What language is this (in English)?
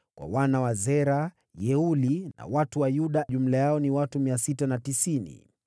Swahili